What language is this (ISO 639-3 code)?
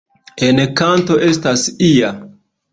epo